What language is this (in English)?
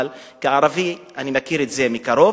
Hebrew